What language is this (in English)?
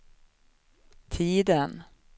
Swedish